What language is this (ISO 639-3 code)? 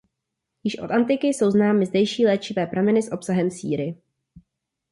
ces